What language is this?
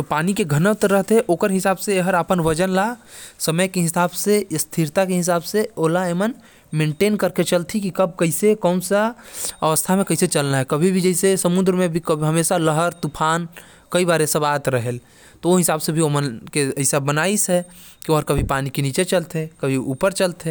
Korwa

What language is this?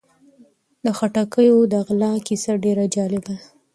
Pashto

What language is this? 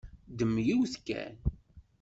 Kabyle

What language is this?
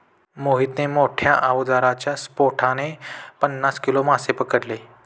Marathi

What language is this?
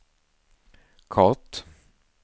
Swedish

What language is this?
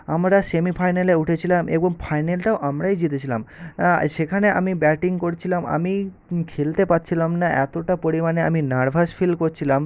Bangla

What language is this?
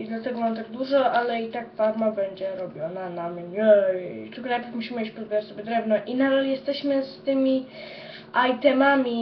Polish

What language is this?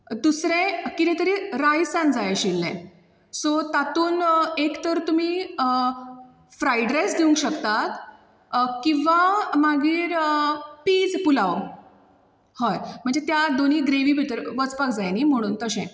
Konkani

